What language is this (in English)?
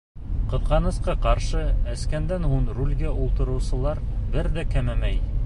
Bashkir